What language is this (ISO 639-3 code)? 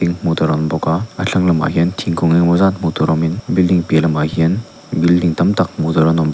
lus